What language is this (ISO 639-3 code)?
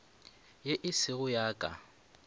nso